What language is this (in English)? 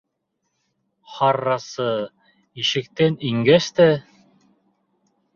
Bashkir